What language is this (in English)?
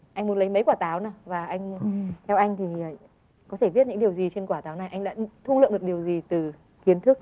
Vietnamese